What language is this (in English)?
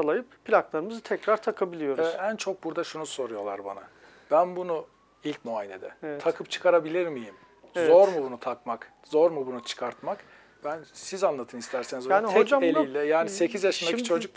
Turkish